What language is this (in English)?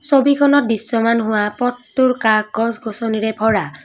Assamese